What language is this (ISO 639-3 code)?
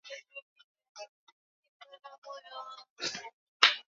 swa